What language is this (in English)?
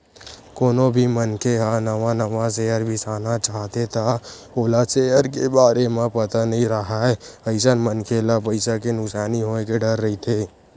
Chhattisgarhi